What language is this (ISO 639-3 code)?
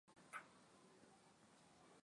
swa